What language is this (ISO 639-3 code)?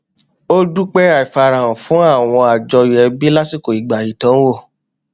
yor